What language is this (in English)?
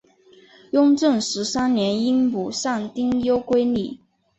Chinese